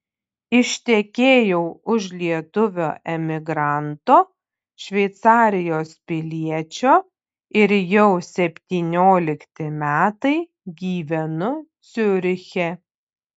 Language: Lithuanian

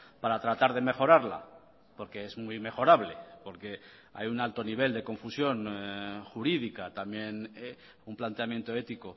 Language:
Spanish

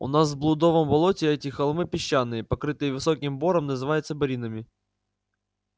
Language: Russian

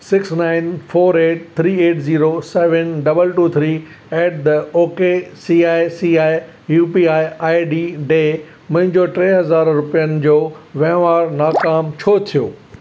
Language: Sindhi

